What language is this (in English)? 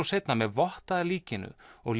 Icelandic